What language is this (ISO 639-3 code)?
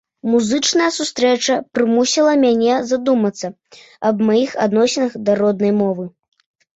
bel